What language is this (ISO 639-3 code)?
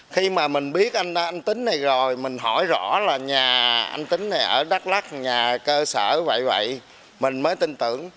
vie